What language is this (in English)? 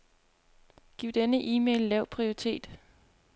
Danish